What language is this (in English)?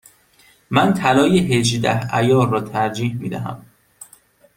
Persian